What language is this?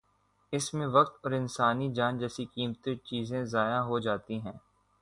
Urdu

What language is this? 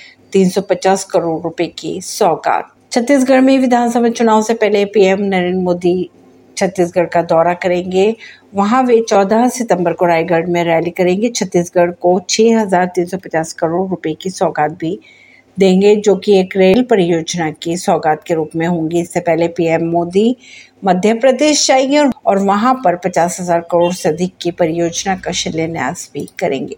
Hindi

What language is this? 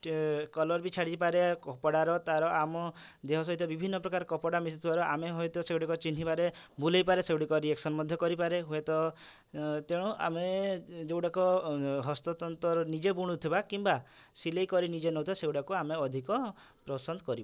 Odia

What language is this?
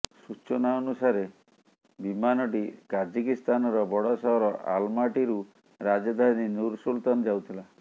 Odia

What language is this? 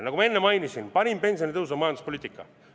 Estonian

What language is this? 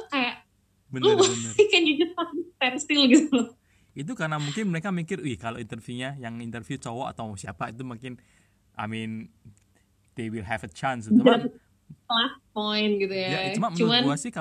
Indonesian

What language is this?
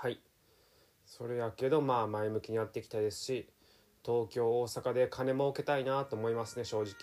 Japanese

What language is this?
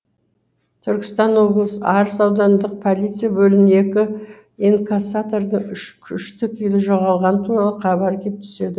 Kazakh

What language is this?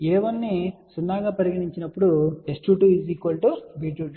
Telugu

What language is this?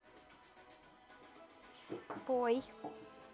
Russian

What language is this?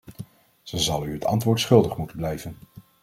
Dutch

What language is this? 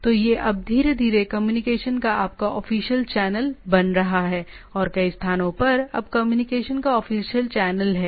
Hindi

